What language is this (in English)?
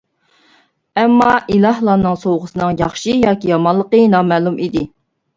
Uyghur